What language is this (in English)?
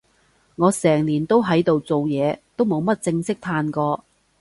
Cantonese